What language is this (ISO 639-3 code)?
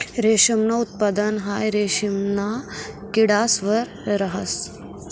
mar